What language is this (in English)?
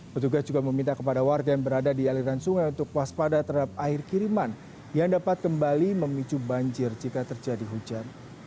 Indonesian